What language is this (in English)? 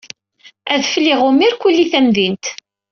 Kabyle